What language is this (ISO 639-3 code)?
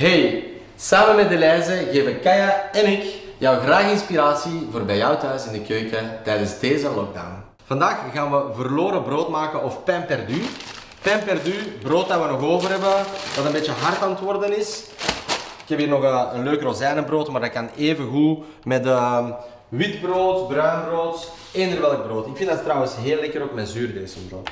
nld